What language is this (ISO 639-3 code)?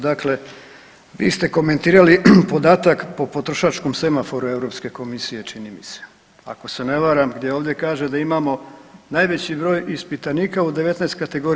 hrv